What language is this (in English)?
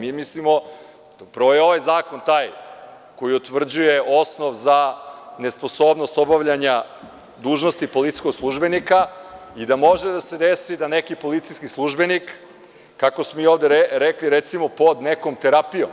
Serbian